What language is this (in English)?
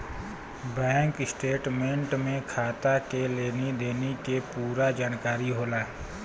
Bhojpuri